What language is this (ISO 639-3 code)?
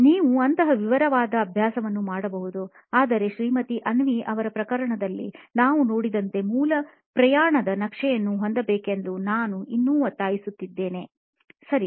kan